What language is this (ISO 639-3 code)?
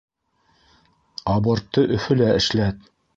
bak